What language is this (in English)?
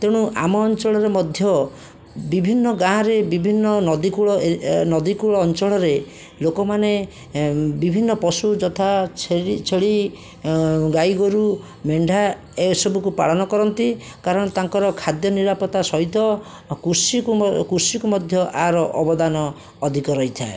Odia